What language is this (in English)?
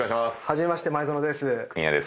Japanese